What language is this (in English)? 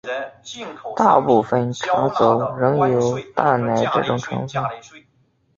Chinese